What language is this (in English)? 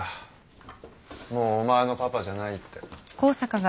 Japanese